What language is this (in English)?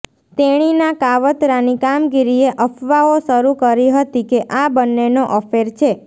Gujarati